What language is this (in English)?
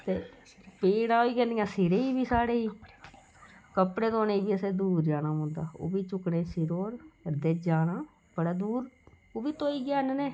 Dogri